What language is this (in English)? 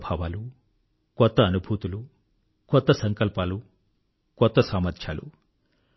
Telugu